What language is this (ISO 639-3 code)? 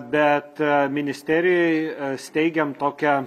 lit